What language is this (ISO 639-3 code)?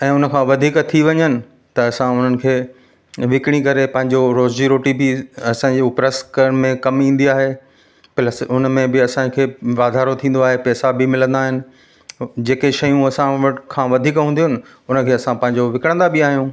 snd